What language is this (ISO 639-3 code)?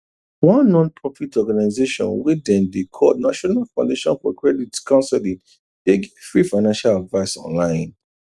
pcm